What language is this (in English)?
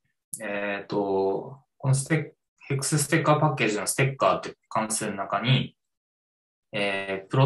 Japanese